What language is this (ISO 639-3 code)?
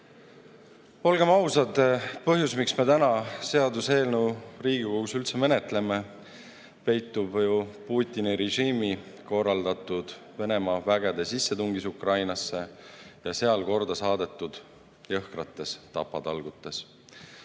est